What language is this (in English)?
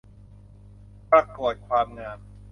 Thai